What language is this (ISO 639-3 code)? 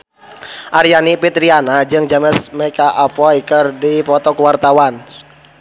sun